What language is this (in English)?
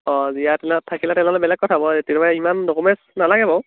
Assamese